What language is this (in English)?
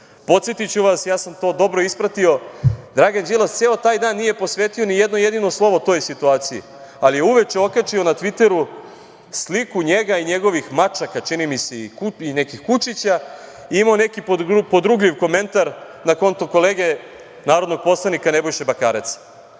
Serbian